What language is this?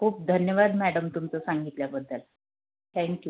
Marathi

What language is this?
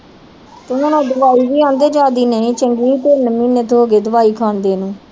Punjabi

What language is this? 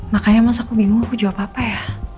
Indonesian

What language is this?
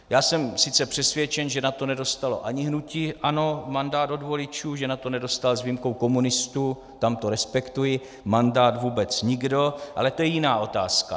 Czech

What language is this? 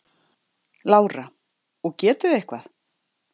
Icelandic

